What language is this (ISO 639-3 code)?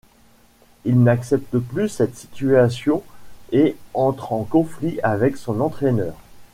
fra